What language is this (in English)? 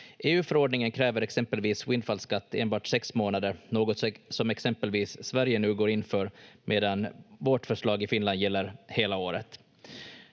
Finnish